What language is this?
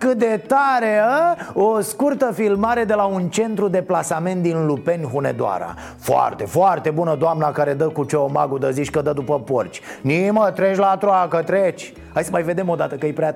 Romanian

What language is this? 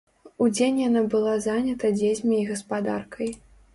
Belarusian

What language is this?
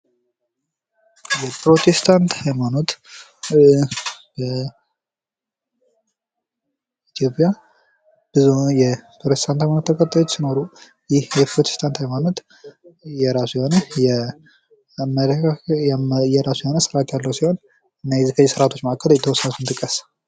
Amharic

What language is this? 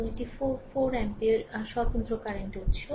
Bangla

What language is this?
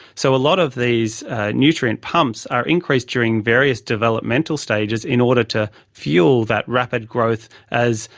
English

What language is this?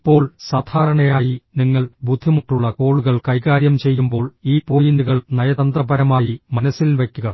Malayalam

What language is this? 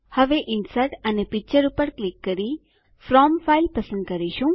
Gujarati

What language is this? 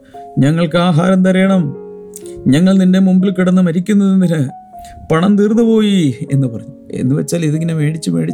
Malayalam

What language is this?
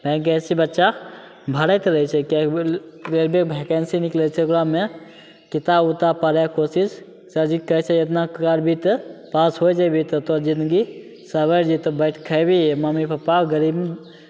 Maithili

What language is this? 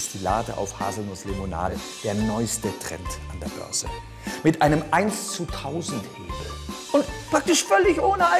German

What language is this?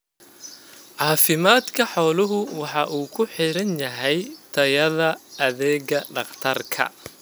Somali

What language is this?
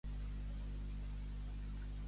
Catalan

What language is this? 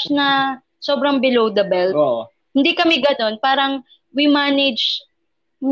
Filipino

